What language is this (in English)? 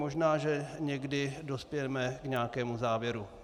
Czech